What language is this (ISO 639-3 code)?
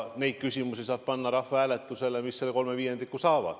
est